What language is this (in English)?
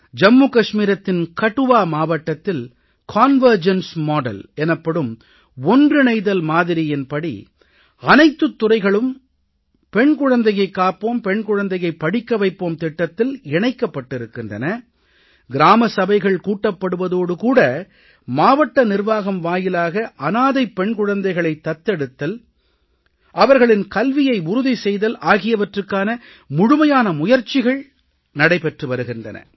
Tamil